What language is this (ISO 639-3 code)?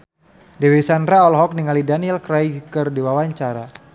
sun